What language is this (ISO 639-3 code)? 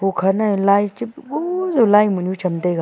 nnp